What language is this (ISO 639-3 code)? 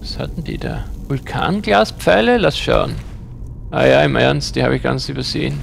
deu